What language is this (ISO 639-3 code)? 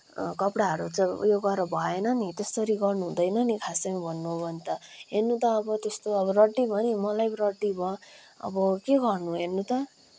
nep